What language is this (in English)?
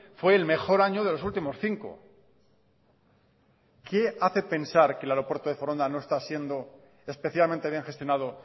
Spanish